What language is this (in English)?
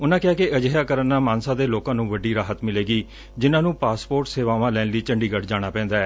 Punjabi